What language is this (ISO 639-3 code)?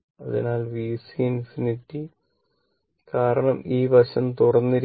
mal